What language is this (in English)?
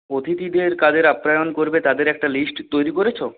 Bangla